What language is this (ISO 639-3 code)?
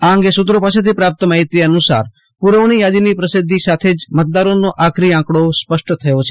guj